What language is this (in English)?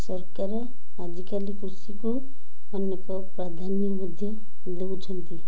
Odia